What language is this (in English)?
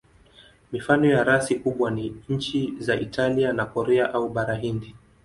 Swahili